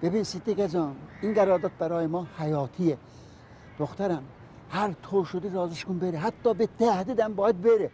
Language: Persian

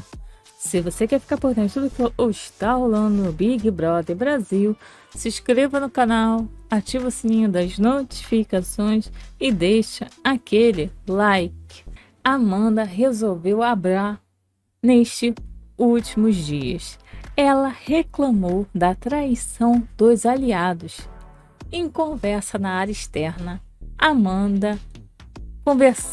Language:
Portuguese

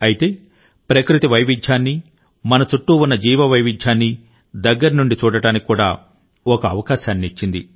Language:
Telugu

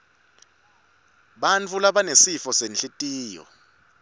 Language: Swati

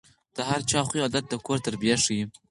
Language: Pashto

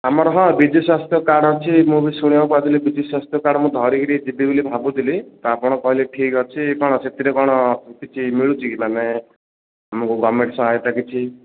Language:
Odia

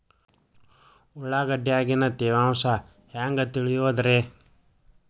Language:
Kannada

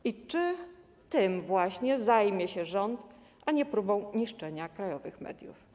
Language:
Polish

